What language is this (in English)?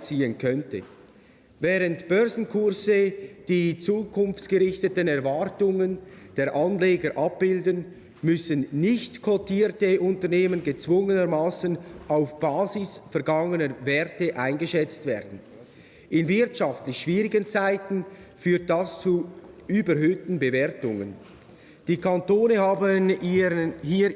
German